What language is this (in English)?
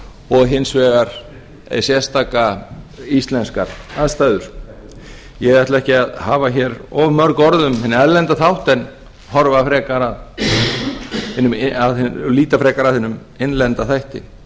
Icelandic